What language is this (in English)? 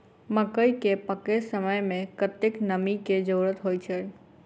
Maithili